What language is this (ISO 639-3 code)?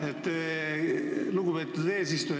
est